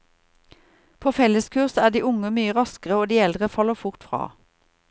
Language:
Norwegian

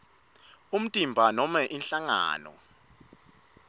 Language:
Swati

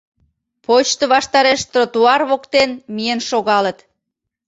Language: Mari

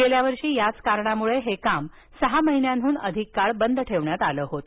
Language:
Marathi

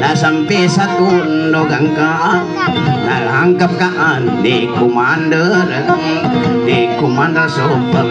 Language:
Indonesian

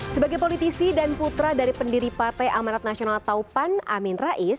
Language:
Indonesian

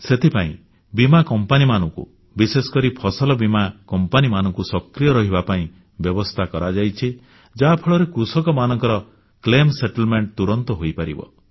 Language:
Odia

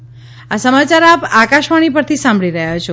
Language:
Gujarati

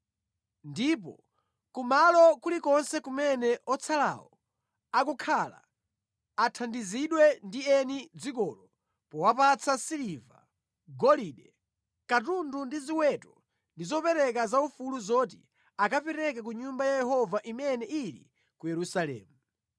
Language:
Nyanja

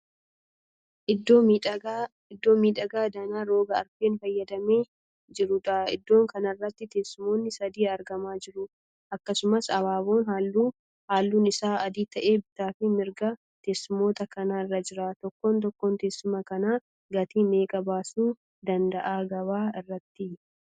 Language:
Oromo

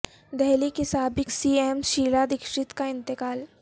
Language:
Urdu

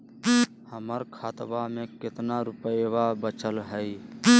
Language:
Magahi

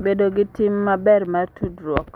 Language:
Luo (Kenya and Tanzania)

